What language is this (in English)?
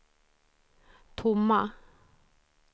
Swedish